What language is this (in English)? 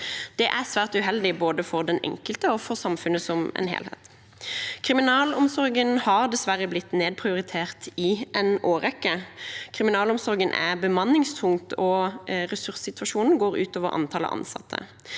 Norwegian